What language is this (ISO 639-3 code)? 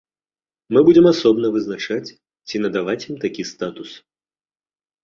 bel